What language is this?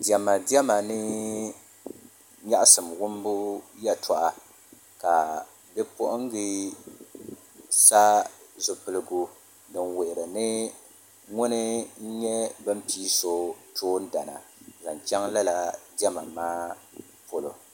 Dagbani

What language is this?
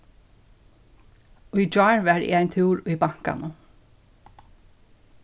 Faroese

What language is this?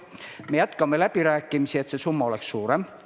Estonian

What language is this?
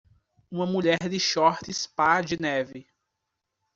Portuguese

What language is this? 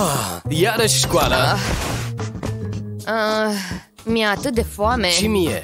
Romanian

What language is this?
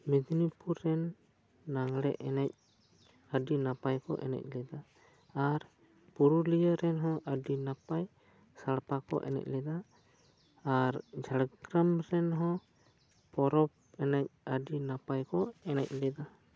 Santali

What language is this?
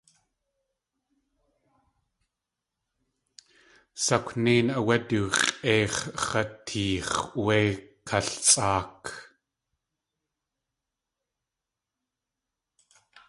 Tlingit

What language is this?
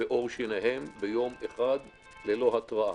Hebrew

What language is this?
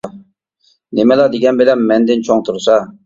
Uyghur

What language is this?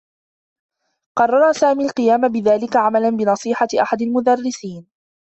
Arabic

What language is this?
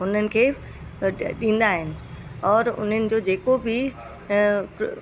Sindhi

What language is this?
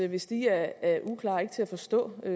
Danish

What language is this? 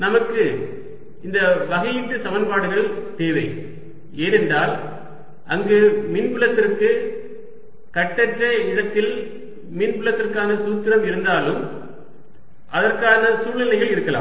Tamil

